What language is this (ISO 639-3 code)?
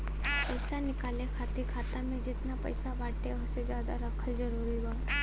bho